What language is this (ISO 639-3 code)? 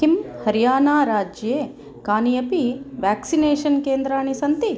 san